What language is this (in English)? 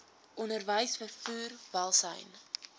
Afrikaans